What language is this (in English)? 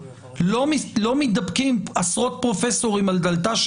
Hebrew